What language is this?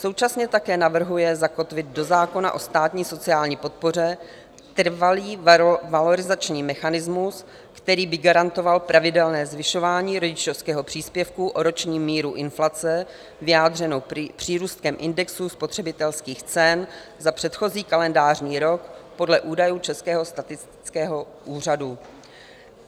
Czech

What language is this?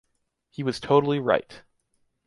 English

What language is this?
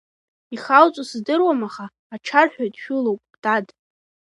Abkhazian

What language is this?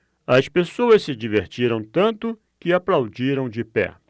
Portuguese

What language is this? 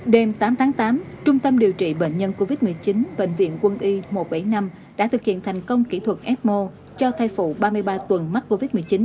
Vietnamese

